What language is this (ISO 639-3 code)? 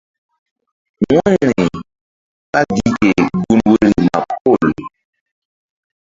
mdd